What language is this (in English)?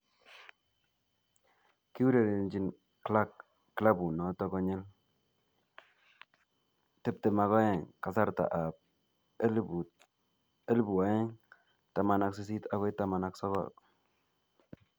Kalenjin